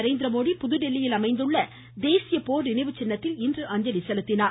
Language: Tamil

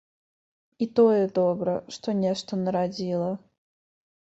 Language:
Belarusian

